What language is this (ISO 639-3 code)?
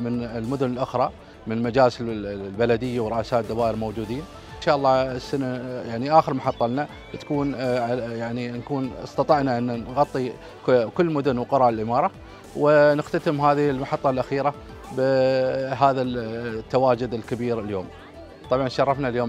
ara